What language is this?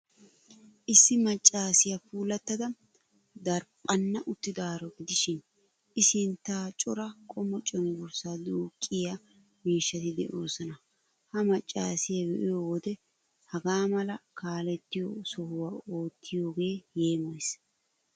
Wolaytta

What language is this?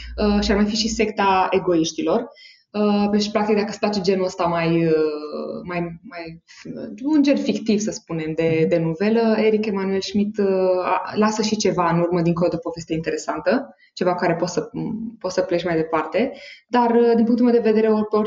Romanian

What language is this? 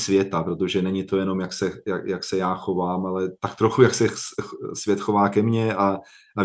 Czech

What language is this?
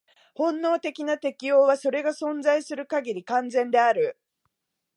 Japanese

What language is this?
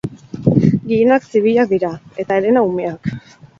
Basque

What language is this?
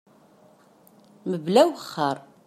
Kabyle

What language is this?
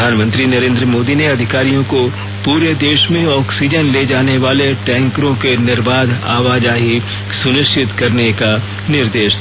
Hindi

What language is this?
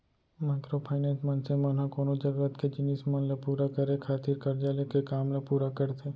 Chhattisgarhi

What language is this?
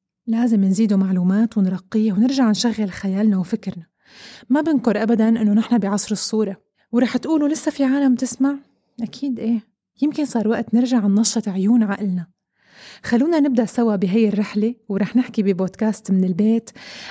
Arabic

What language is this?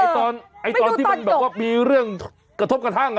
Thai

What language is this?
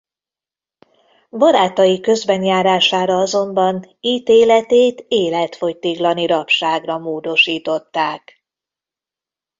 Hungarian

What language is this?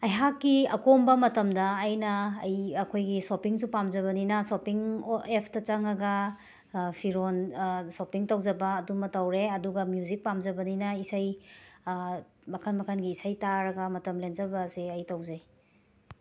Manipuri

